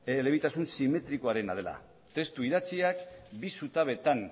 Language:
Basque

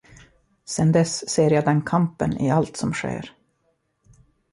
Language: Swedish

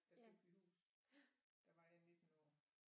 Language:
Danish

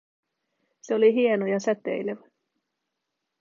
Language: Finnish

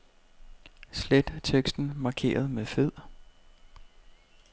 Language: Danish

